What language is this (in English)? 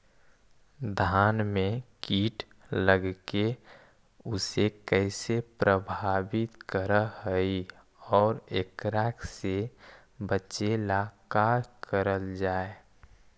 Magahi